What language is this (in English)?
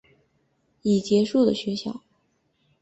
Chinese